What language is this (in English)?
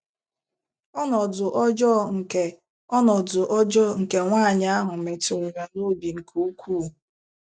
Igbo